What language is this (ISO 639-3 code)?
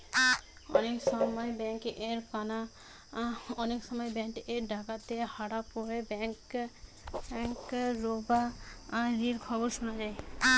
ben